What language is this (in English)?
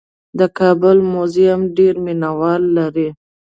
Pashto